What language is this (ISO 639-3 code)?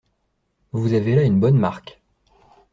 fra